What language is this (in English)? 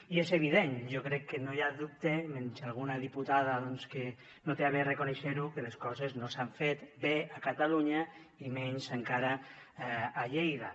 Catalan